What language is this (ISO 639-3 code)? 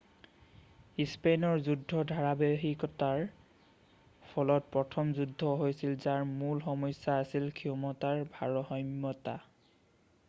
asm